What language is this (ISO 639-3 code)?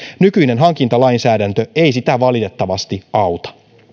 fin